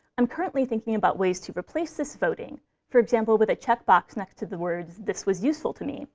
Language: English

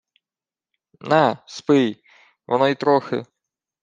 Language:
Ukrainian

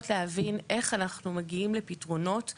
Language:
Hebrew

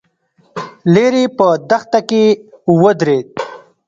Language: Pashto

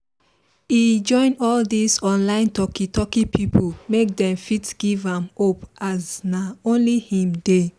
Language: Nigerian Pidgin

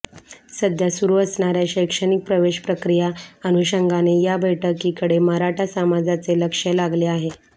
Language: Marathi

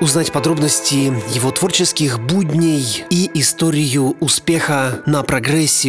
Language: Russian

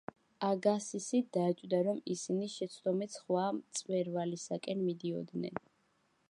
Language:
Georgian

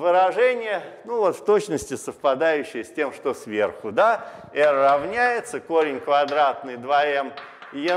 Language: Russian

